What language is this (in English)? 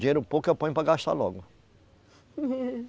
Portuguese